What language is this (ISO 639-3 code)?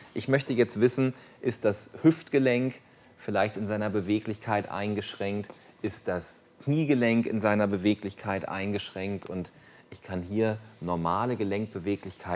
deu